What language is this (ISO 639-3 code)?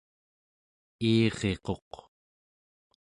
esu